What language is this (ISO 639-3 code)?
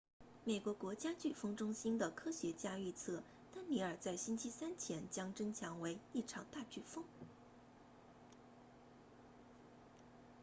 zho